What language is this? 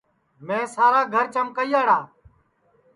Sansi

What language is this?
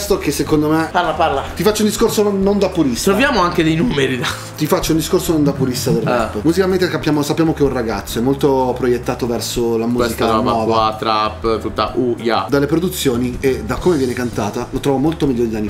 Italian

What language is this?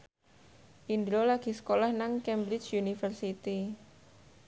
Javanese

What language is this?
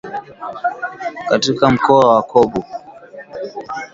Swahili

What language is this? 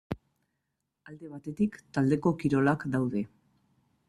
Basque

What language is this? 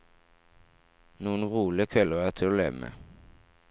Norwegian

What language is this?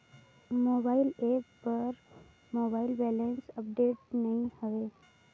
Chhattisgarhi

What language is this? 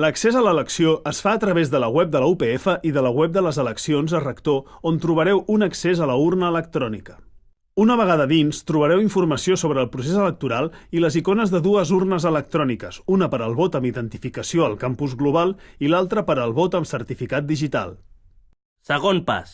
Catalan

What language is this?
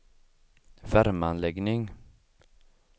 Swedish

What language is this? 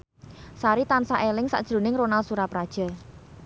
Javanese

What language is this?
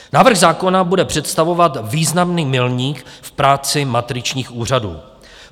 Czech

